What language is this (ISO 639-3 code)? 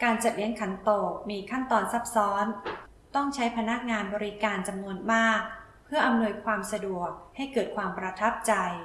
tha